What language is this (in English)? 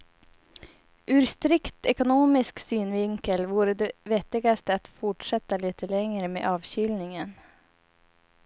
Swedish